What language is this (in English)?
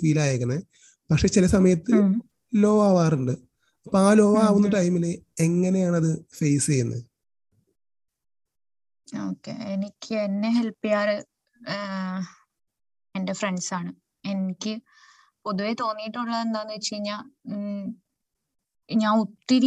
Malayalam